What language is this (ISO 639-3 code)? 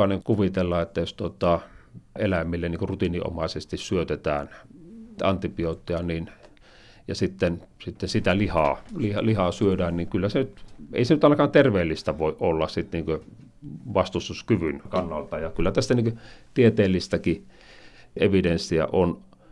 fin